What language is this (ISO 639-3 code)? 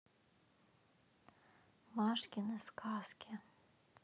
rus